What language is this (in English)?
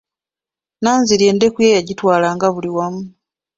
Ganda